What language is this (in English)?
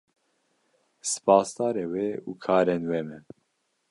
Kurdish